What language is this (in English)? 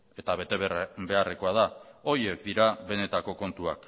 Basque